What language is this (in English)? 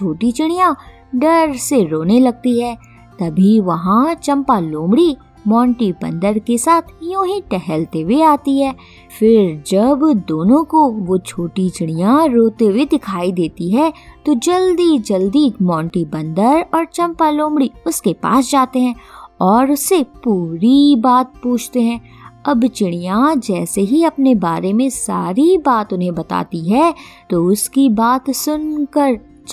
Hindi